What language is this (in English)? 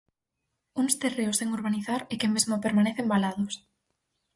Galician